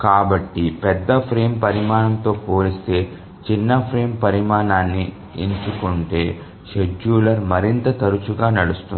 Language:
Telugu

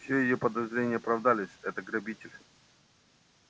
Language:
Russian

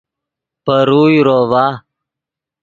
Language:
Yidgha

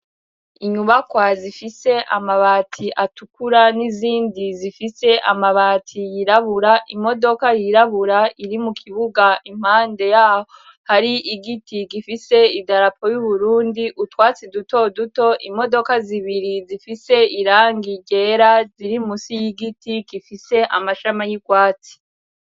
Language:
Rundi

